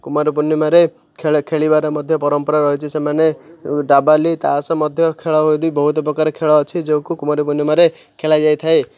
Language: Odia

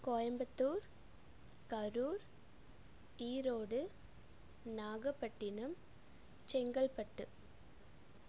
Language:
Tamil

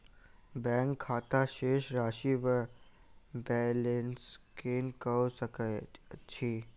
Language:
Maithili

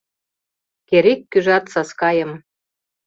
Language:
Mari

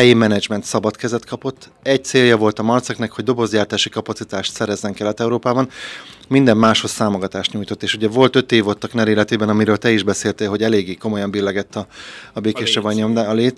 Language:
Hungarian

